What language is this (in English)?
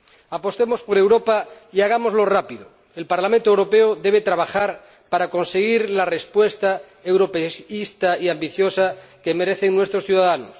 Spanish